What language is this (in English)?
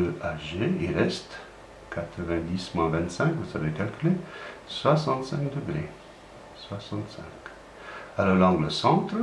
French